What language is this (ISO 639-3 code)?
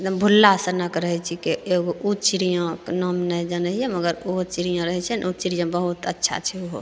mai